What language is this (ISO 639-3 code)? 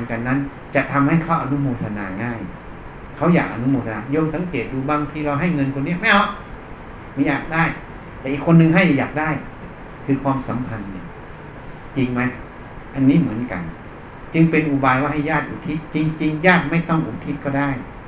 tha